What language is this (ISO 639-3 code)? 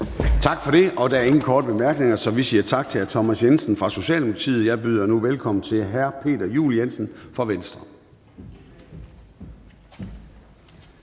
dan